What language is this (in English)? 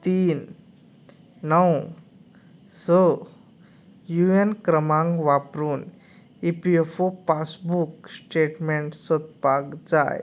Konkani